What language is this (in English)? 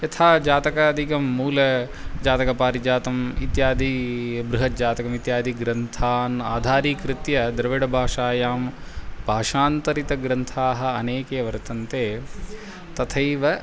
Sanskrit